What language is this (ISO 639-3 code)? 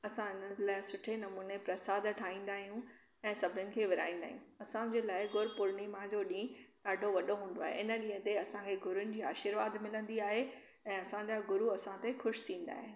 snd